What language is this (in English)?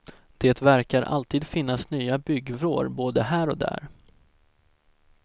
Swedish